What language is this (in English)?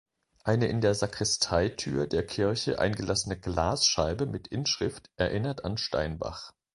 German